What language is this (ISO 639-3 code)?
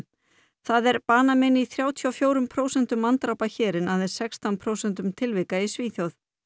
isl